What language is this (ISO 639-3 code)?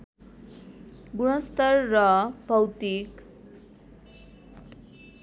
nep